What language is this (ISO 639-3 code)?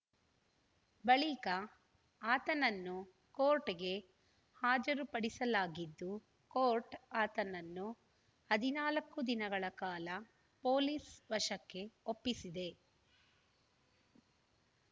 kan